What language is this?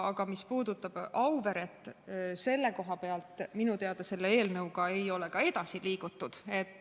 Estonian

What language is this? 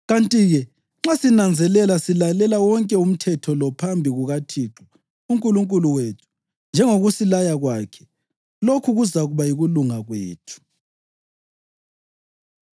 North Ndebele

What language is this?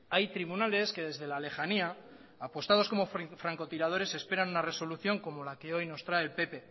Spanish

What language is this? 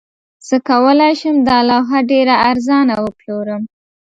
Pashto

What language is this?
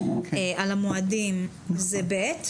Hebrew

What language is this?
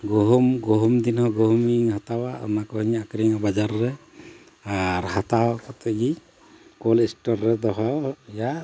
Santali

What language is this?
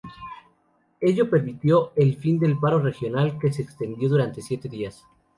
Spanish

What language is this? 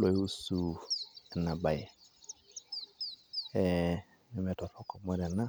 Masai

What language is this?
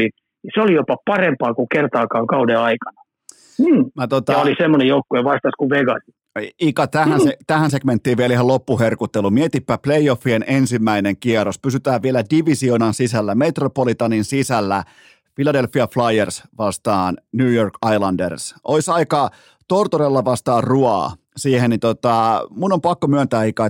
Finnish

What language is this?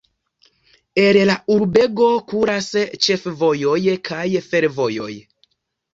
Esperanto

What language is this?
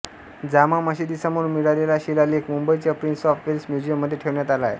Marathi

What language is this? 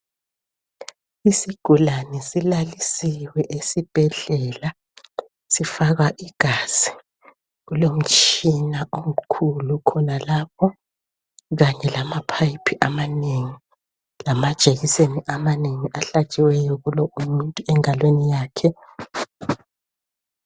North Ndebele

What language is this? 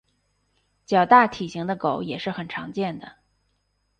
Chinese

